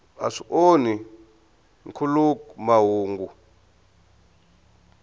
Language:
Tsonga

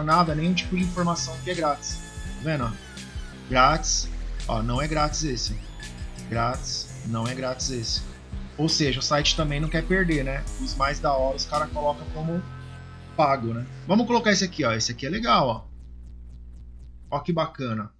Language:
Portuguese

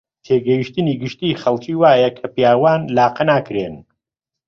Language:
Central Kurdish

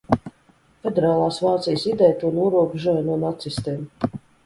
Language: Latvian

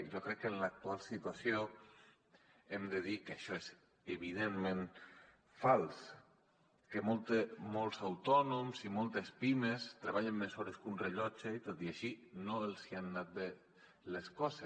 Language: Catalan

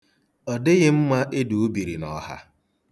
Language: Igbo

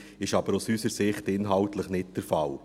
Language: Swiss German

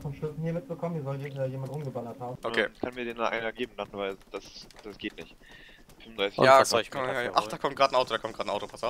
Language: German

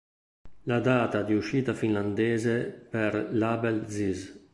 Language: Italian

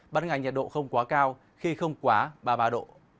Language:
Vietnamese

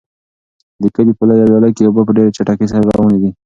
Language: Pashto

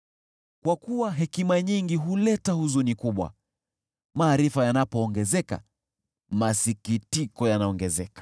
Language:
Swahili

